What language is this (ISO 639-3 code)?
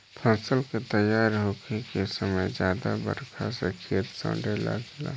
bho